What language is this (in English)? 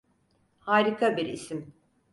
Turkish